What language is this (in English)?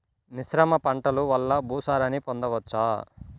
Telugu